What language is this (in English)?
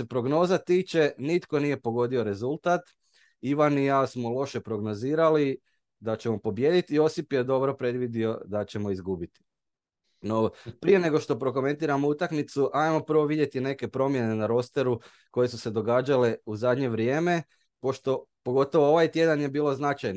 Croatian